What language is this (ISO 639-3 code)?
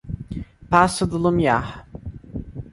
por